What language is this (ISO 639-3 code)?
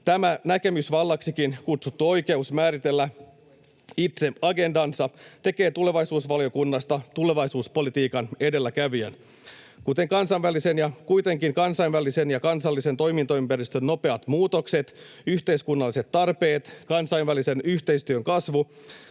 fin